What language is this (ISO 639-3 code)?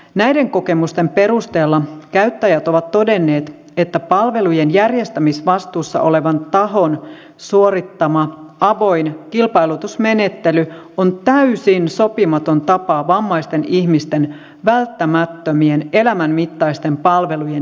fin